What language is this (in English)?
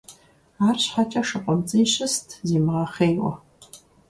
Kabardian